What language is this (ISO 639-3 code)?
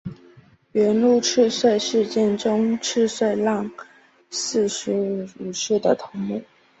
zho